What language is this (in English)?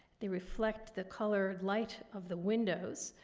English